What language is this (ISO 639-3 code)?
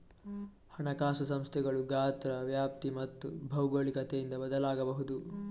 kan